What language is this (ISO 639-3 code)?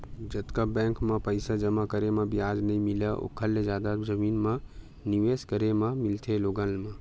hne